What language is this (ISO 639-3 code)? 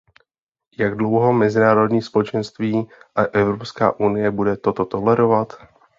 ces